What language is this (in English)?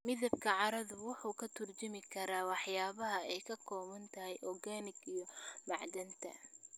Somali